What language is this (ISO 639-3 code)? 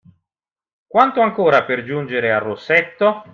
ita